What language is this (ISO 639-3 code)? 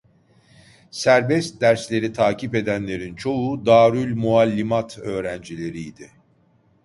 tur